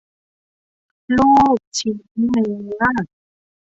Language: Thai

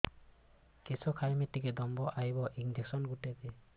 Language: Odia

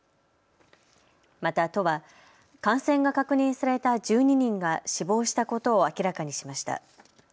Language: Japanese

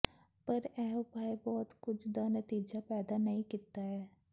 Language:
Punjabi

